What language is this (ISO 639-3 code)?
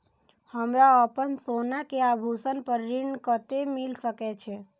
mai